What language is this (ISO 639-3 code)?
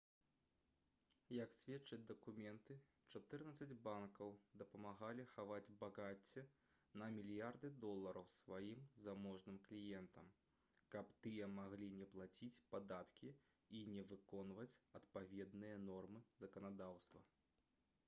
bel